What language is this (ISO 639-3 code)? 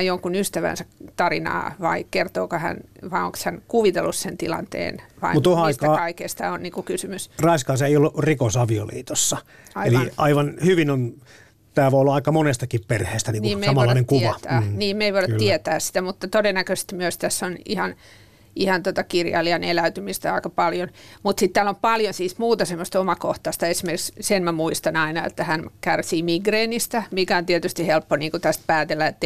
fin